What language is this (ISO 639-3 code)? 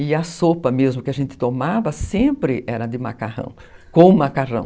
por